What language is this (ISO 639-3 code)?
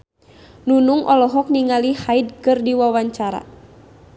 sun